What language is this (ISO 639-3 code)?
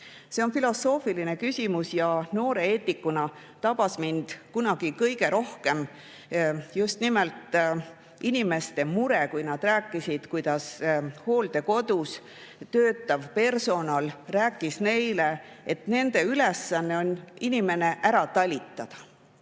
est